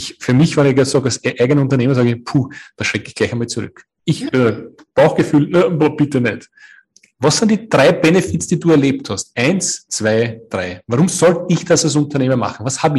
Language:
German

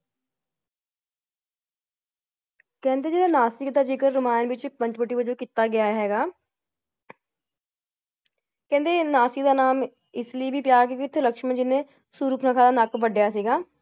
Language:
Punjabi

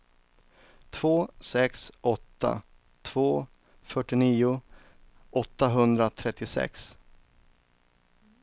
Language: Swedish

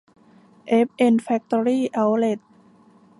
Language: Thai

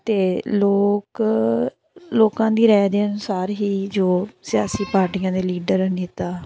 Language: Punjabi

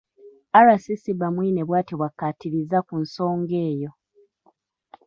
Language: Ganda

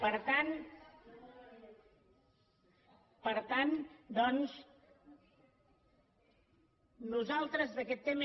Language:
Catalan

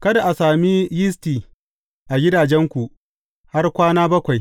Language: Hausa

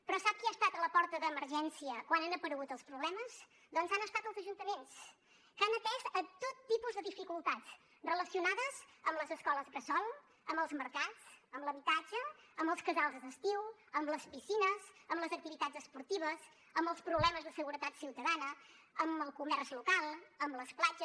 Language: Catalan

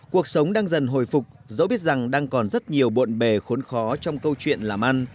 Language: Vietnamese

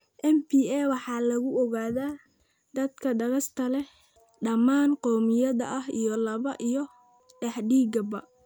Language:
Somali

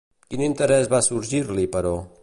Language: Catalan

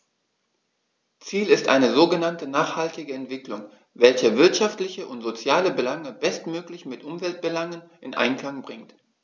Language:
German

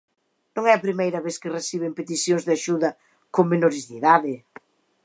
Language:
Galician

